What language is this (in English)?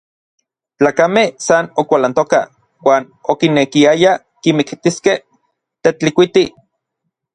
Orizaba Nahuatl